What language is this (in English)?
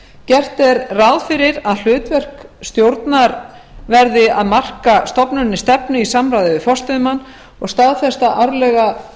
Icelandic